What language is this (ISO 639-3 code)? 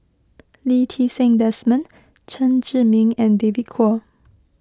eng